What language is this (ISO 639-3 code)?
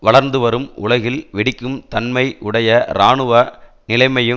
tam